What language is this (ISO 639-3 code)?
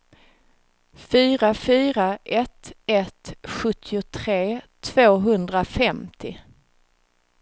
swe